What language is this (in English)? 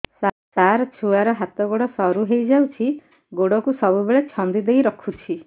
Odia